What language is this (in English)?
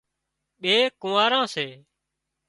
Wadiyara Koli